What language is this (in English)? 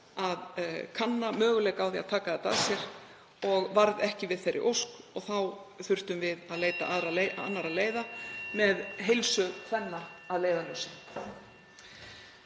Icelandic